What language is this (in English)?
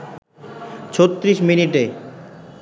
Bangla